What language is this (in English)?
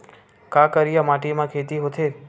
Chhattisgarhi